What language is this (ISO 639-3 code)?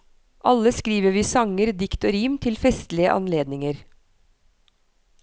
nor